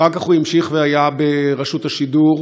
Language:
Hebrew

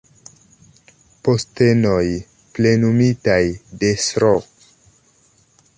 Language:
Esperanto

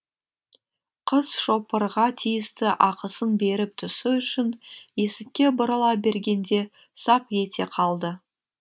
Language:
Kazakh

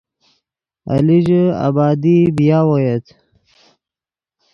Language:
Yidgha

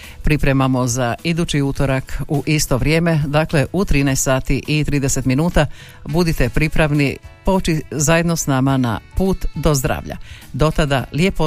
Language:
Croatian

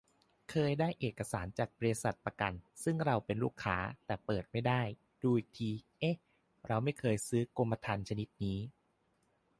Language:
Thai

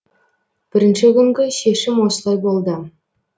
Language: Kazakh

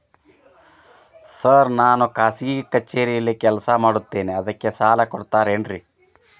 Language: Kannada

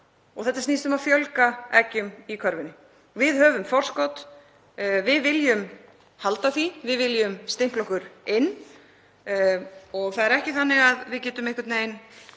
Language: Icelandic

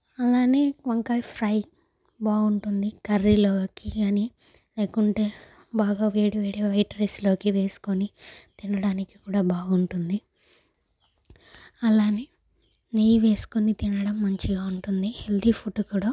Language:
Telugu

